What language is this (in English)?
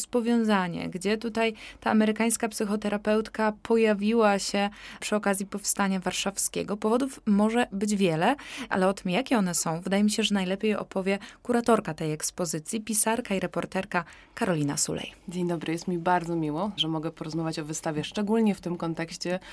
Polish